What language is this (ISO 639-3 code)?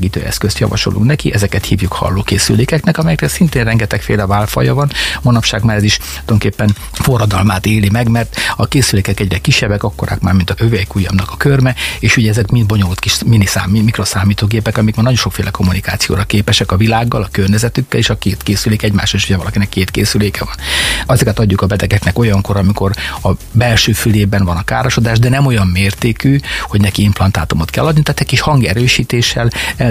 hun